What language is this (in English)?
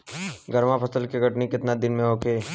Bhojpuri